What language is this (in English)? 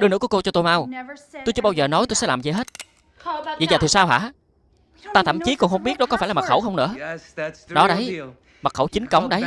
Vietnamese